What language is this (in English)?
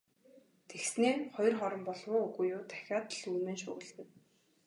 Mongolian